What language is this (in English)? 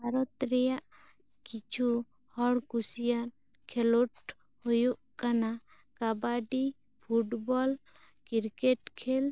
Santali